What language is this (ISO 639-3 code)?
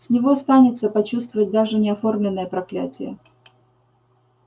rus